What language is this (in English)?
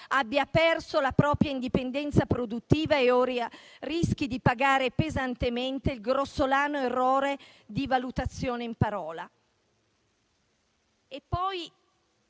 Italian